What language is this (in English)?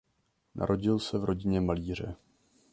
Czech